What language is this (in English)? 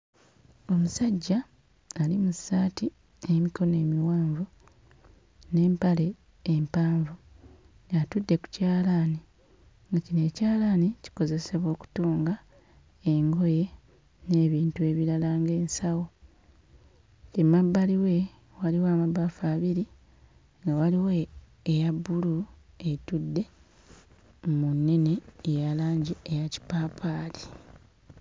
Ganda